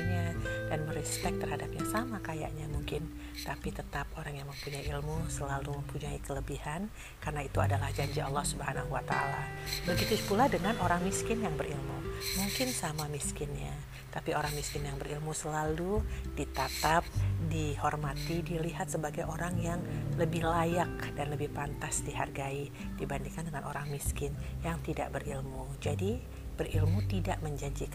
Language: Indonesian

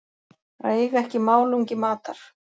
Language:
Icelandic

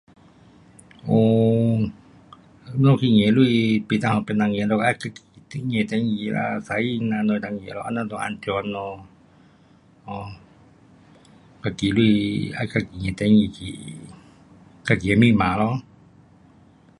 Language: Pu-Xian Chinese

